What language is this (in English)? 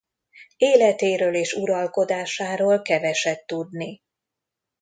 Hungarian